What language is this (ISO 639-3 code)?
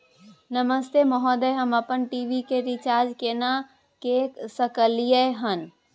mai